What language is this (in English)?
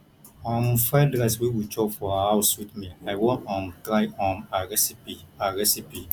Nigerian Pidgin